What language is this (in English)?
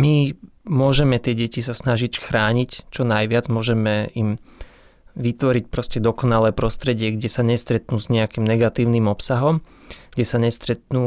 Slovak